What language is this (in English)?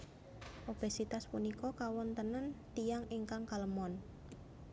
Javanese